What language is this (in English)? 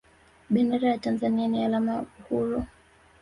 Swahili